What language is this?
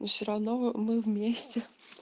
Russian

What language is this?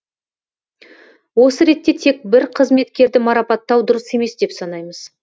Kazakh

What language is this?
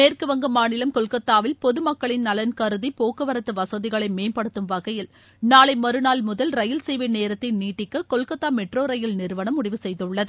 Tamil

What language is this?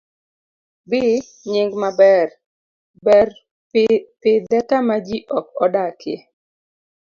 Luo (Kenya and Tanzania)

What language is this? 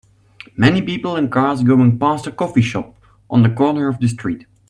English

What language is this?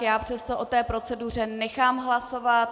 Czech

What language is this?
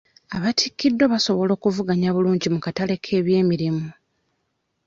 Ganda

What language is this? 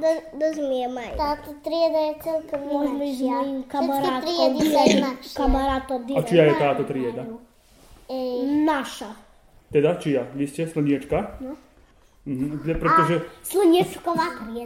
Slovak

